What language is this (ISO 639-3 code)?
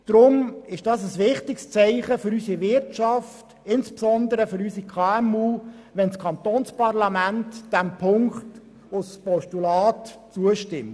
gsw